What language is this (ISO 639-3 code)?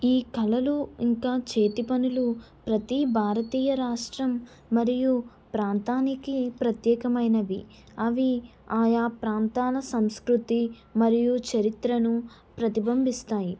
tel